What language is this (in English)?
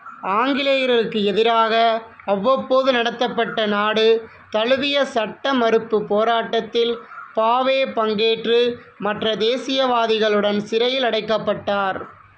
Tamil